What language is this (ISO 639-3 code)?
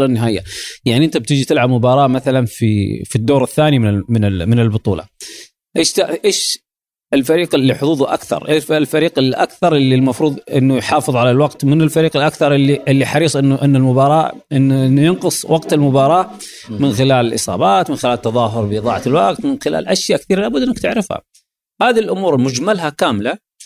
ara